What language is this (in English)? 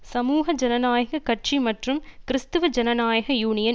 Tamil